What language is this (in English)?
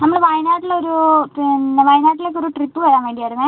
Malayalam